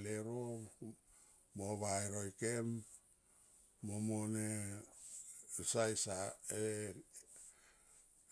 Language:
Tomoip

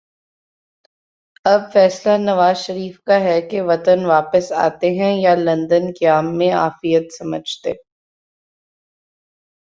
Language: Urdu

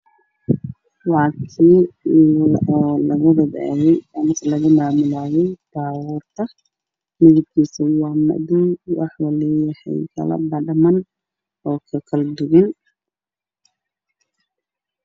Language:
Somali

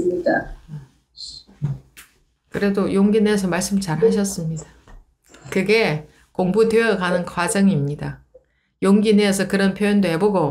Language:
Korean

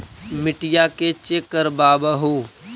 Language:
Magahi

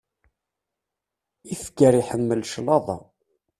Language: Kabyle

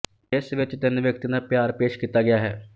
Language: Punjabi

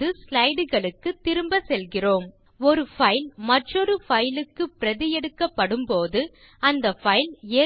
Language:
Tamil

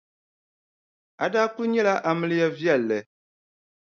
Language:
Dagbani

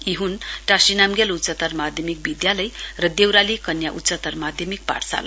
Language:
Nepali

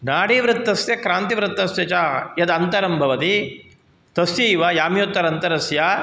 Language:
Sanskrit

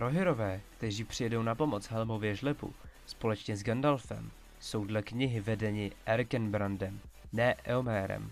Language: Czech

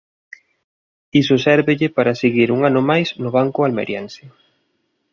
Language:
Galician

